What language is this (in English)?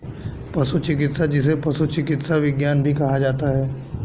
Hindi